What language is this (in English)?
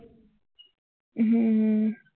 Gujarati